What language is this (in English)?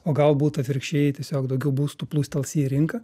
Lithuanian